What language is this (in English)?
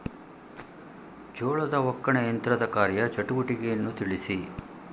Kannada